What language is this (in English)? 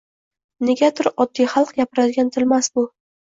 Uzbek